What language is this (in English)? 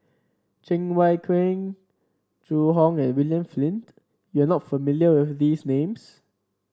English